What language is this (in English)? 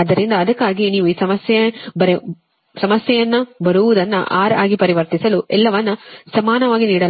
Kannada